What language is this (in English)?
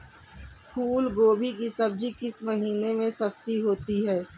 Hindi